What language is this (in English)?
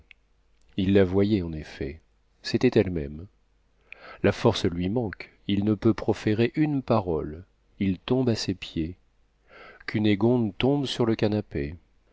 French